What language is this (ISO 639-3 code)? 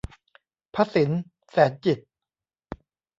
tha